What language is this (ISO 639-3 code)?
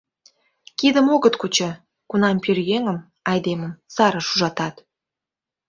chm